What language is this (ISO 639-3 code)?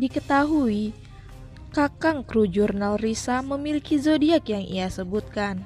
ind